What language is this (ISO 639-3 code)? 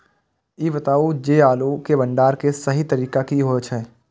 mai